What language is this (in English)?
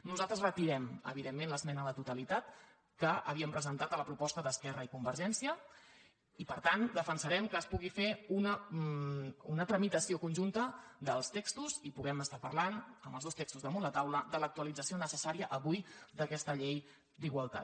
Catalan